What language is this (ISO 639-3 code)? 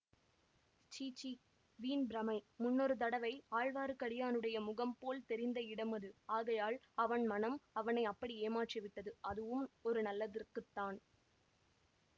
tam